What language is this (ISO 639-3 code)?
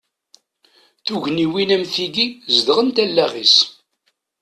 kab